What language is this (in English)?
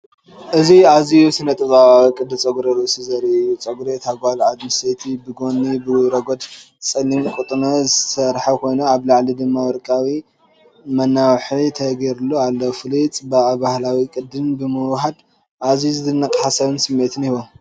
Tigrinya